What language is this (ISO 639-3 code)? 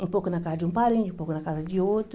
por